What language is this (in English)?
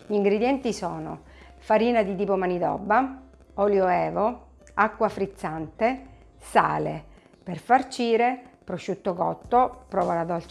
Italian